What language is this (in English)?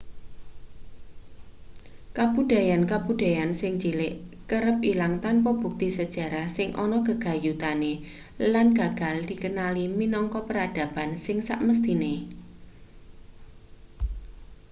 Javanese